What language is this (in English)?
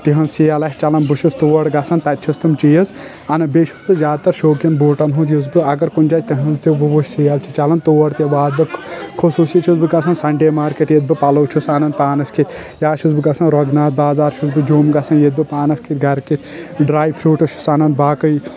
Kashmiri